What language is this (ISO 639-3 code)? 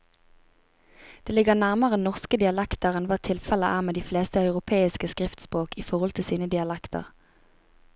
nor